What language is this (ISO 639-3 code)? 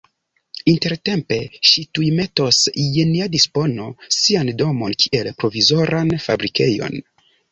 epo